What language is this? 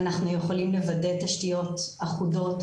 Hebrew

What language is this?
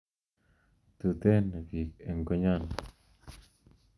Kalenjin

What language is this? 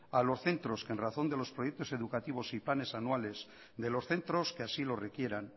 Spanish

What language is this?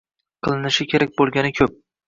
Uzbek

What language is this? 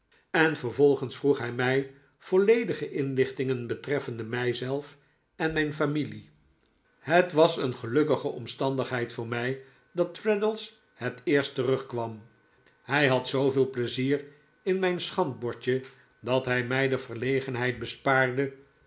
Dutch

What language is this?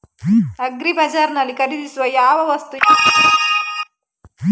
Kannada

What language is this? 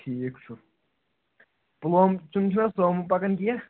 Kashmiri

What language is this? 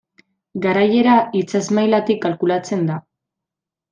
Basque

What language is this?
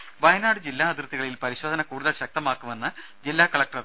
Malayalam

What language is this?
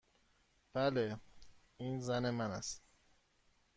Persian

